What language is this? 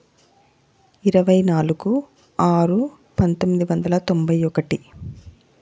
Telugu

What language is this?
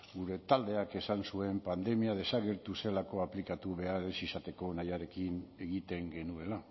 Basque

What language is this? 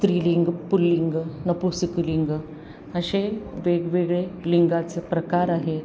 Marathi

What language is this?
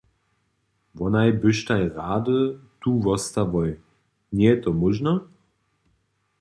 Upper Sorbian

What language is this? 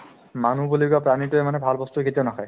Assamese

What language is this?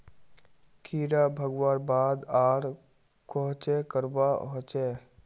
Magahi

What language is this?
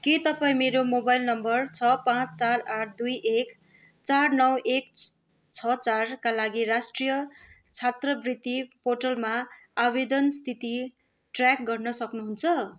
Nepali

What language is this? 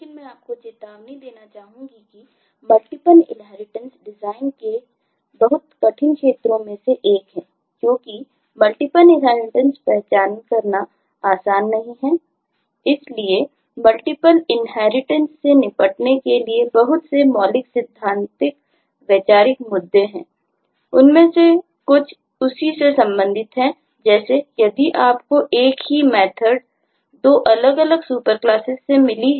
Hindi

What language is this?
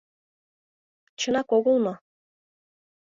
Mari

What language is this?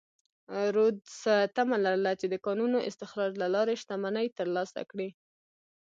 Pashto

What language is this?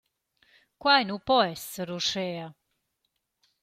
Romansh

